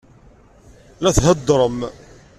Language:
Kabyle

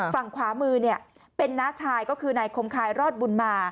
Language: Thai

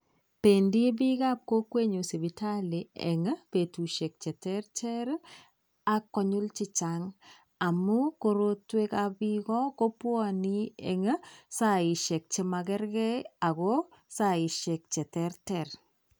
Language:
Kalenjin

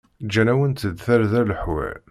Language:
Kabyle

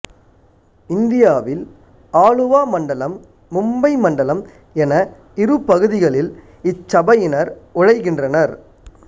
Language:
Tamil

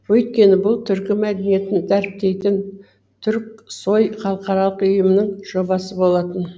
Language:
Kazakh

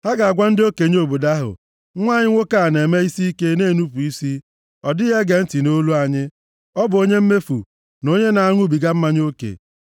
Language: Igbo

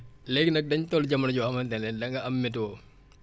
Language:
Wolof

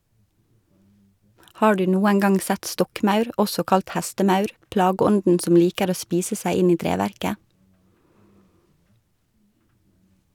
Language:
Norwegian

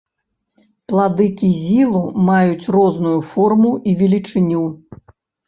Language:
Belarusian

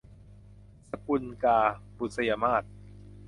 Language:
Thai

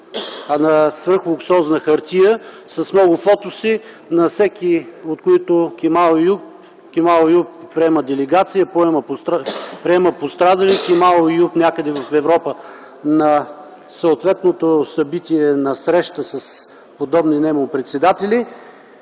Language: Bulgarian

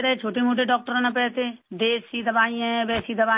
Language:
Urdu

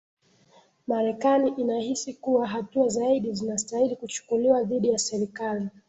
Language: Swahili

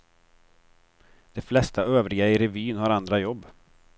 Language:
Swedish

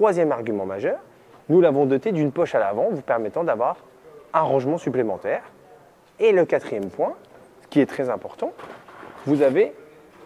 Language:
French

